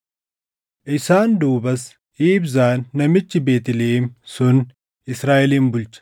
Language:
Oromo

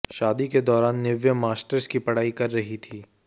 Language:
Hindi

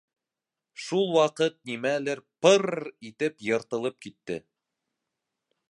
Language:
Bashkir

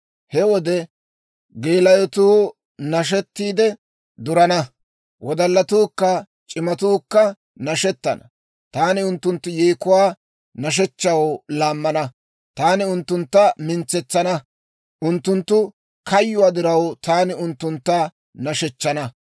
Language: Dawro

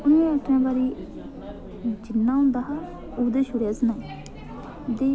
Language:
Dogri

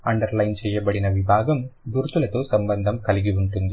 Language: Telugu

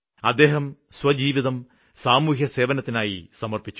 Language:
Malayalam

